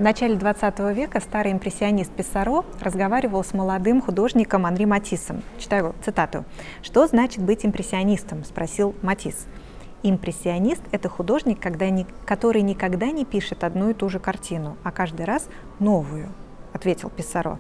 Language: Russian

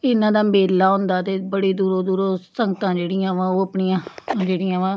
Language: Punjabi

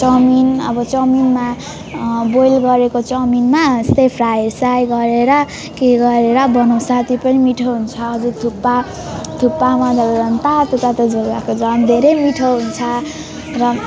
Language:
Nepali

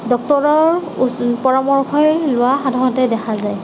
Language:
Assamese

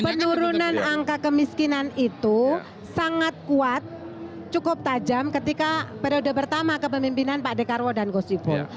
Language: Indonesian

